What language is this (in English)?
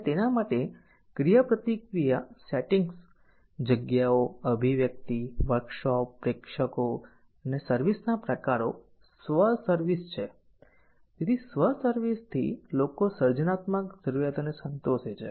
Gujarati